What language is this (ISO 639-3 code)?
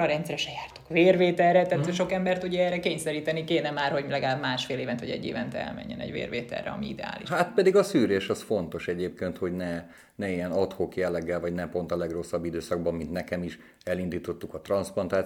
hun